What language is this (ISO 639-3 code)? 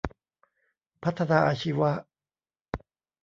tha